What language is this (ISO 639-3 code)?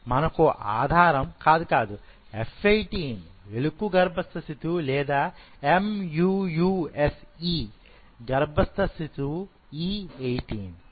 tel